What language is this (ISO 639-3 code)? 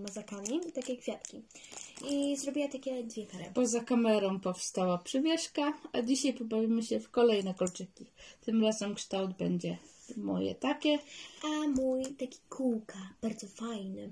pol